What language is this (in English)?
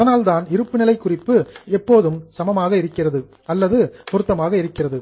Tamil